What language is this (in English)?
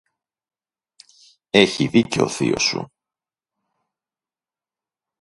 Greek